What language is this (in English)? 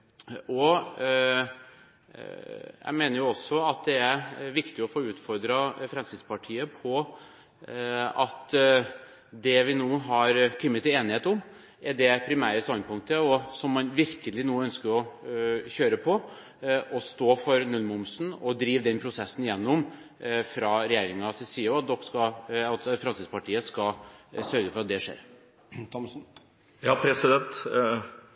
Norwegian Bokmål